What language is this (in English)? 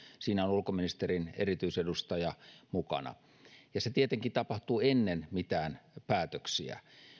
Finnish